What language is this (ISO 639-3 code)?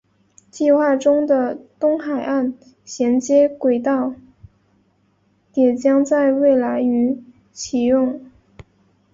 zho